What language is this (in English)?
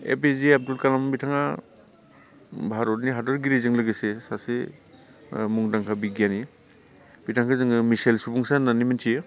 Bodo